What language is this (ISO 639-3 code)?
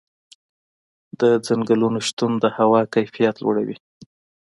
pus